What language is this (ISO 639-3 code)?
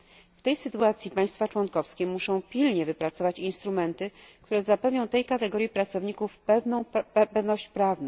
pol